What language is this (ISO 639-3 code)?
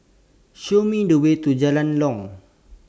eng